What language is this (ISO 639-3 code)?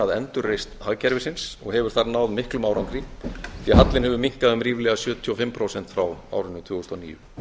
isl